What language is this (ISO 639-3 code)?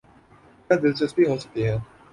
urd